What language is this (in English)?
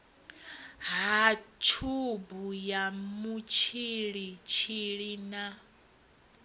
Venda